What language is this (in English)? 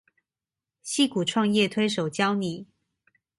Chinese